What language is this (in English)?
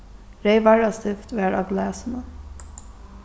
Faroese